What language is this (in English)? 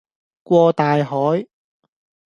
Cantonese